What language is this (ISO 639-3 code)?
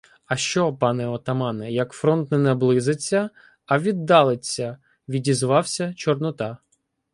ukr